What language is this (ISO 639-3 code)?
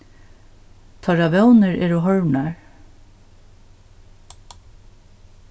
fao